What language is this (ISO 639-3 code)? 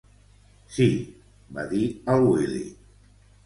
cat